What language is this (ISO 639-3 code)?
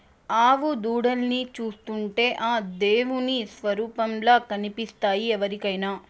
tel